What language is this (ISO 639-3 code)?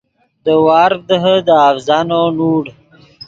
ydg